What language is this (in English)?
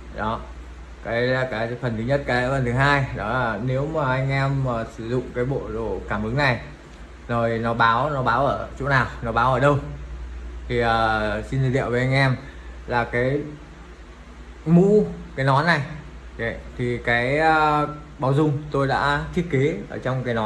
Vietnamese